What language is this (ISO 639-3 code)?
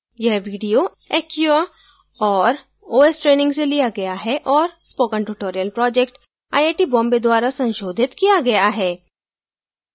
hin